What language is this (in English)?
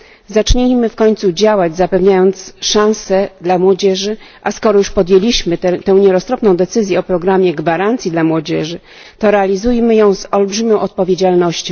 Polish